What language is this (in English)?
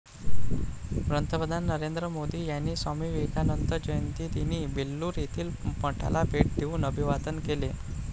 Marathi